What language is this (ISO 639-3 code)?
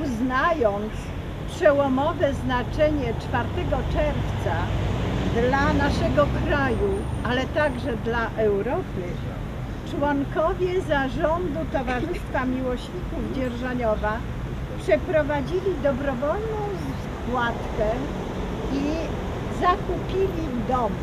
pol